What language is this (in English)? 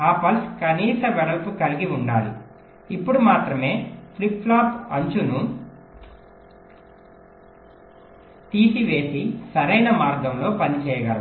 Telugu